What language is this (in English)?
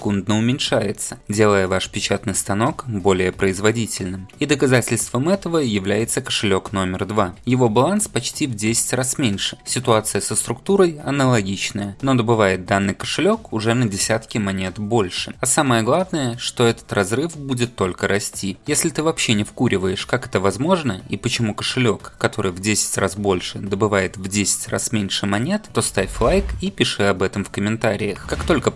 Russian